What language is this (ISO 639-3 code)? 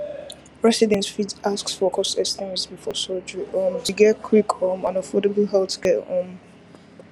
pcm